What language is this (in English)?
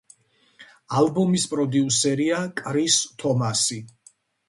Georgian